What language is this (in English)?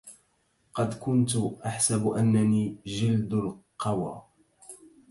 Arabic